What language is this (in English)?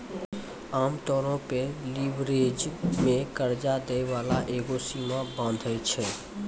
Maithili